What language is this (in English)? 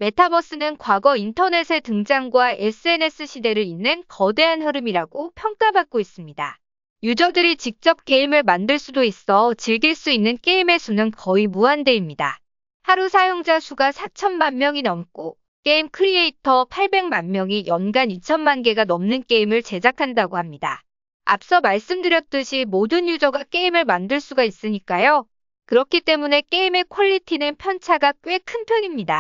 Korean